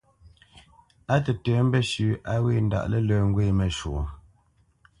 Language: Bamenyam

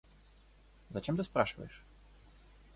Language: Russian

